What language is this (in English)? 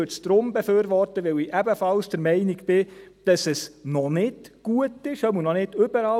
Swiss German